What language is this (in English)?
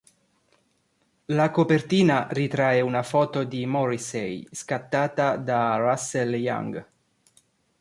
Italian